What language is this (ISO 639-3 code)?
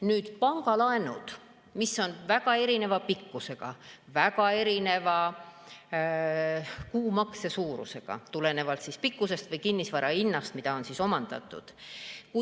est